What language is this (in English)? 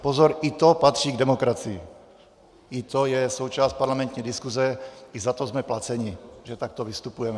Czech